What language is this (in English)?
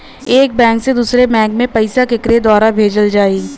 Bhojpuri